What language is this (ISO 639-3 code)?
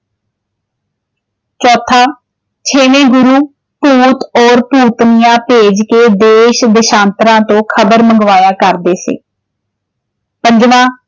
pan